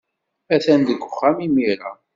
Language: Kabyle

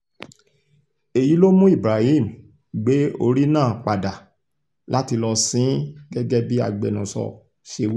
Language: Yoruba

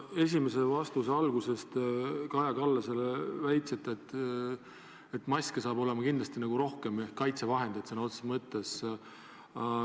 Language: Estonian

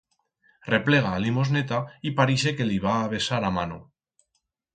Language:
Aragonese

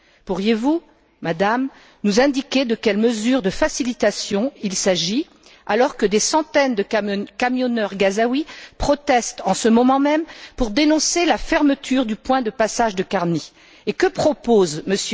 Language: French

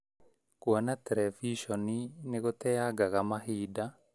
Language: Kikuyu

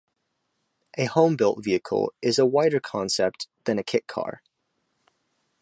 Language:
English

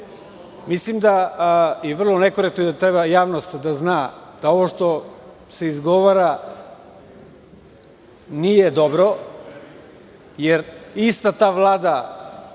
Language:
Serbian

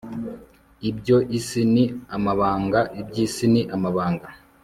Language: Kinyarwanda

